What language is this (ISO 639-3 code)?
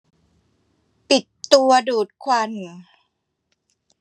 tha